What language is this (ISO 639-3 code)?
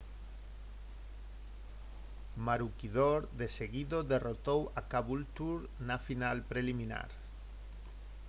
glg